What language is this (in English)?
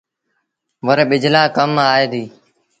Sindhi Bhil